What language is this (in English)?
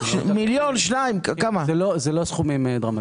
Hebrew